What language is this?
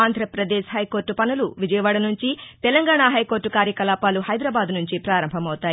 Telugu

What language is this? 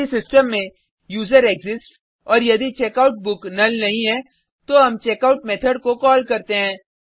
Hindi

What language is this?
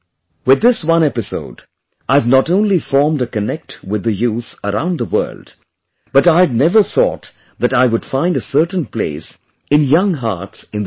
English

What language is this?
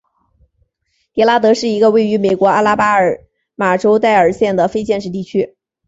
Chinese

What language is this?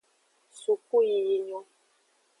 Aja (Benin)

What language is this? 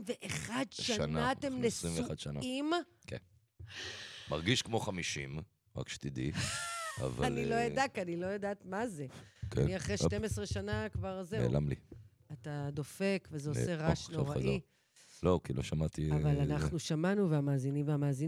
Hebrew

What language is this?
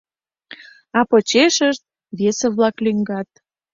Mari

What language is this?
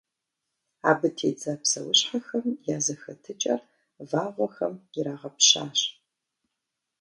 Kabardian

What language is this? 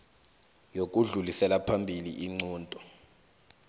South Ndebele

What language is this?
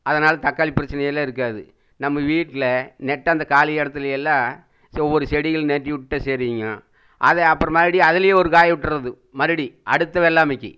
Tamil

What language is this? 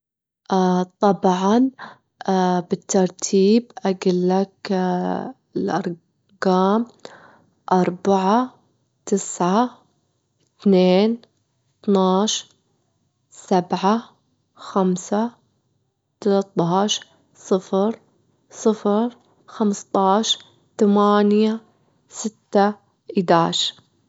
Gulf Arabic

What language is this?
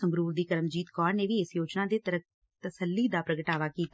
Punjabi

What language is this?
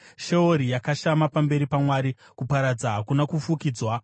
Shona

